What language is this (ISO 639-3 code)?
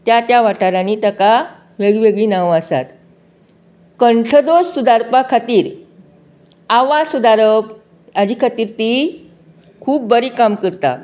kok